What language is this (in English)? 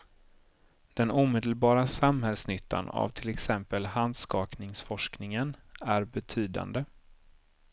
Swedish